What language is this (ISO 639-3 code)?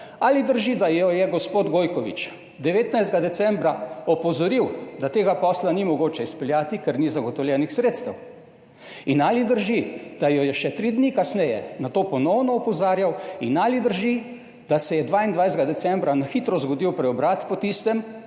slv